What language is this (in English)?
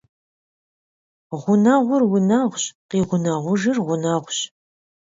Kabardian